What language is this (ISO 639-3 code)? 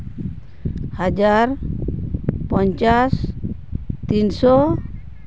sat